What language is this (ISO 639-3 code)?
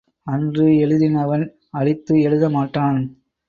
tam